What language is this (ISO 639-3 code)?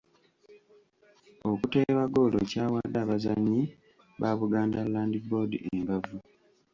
lug